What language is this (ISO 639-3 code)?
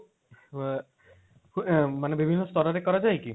ori